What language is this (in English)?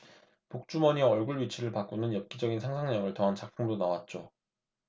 Korean